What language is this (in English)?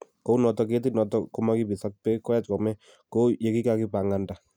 Kalenjin